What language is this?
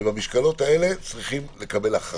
Hebrew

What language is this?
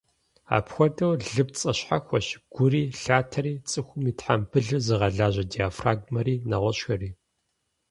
Kabardian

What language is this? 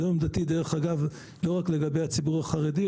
Hebrew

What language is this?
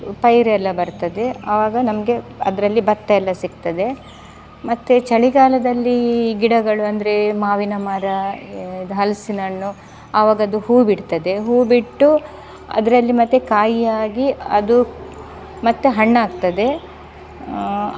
Kannada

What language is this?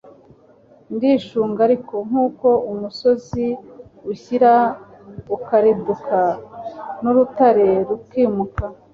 Kinyarwanda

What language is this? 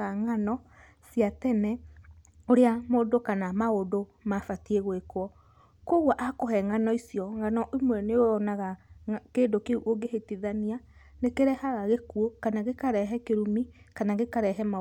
Kikuyu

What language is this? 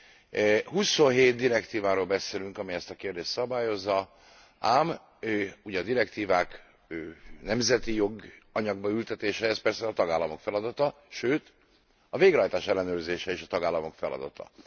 Hungarian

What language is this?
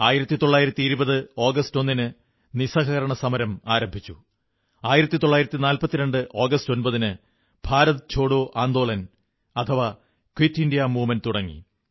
Malayalam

